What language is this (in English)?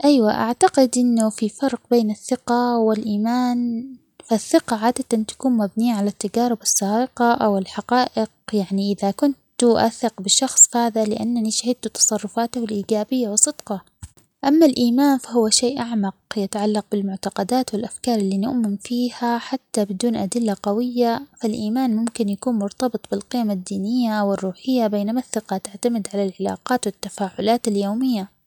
Omani Arabic